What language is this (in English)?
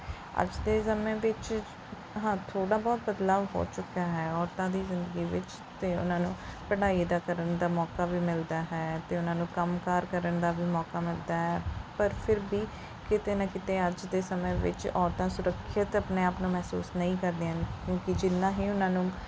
Punjabi